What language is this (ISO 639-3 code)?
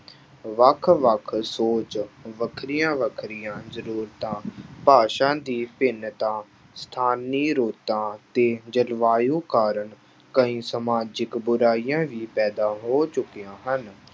pan